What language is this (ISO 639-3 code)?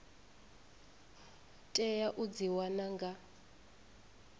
ven